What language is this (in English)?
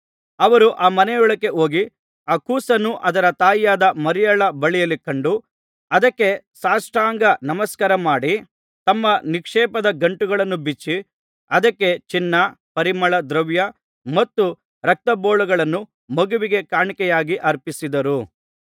Kannada